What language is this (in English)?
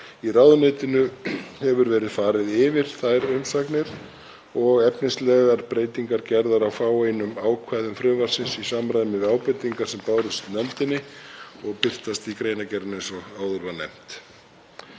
Icelandic